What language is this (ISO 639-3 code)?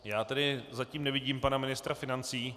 ces